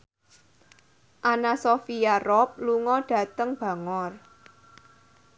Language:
Javanese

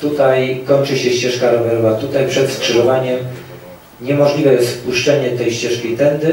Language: Polish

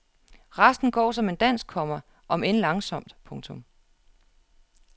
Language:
Danish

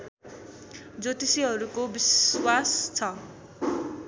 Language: Nepali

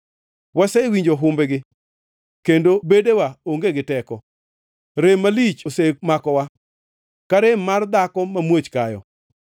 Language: Luo (Kenya and Tanzania)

